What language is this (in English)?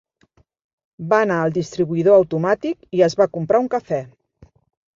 Catalan